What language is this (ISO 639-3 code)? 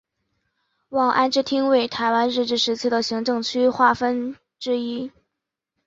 zho